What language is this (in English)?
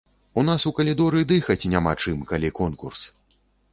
Belarusian